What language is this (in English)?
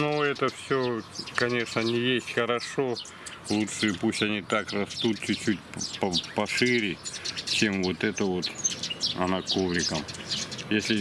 Russian